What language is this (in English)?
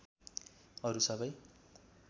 Nepali